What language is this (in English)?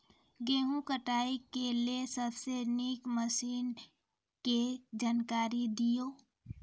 Maithili